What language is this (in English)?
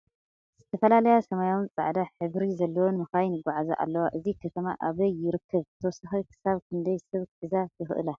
Tigrinya